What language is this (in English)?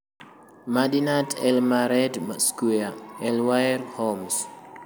Luo (Kenya and Tanzania)